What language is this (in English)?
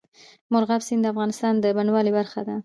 Pashto